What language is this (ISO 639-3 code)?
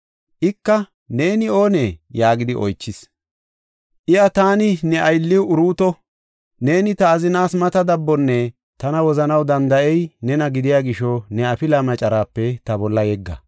gof